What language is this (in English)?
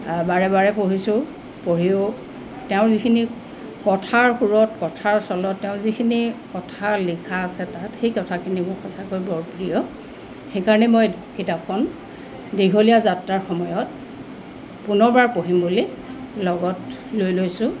Assamese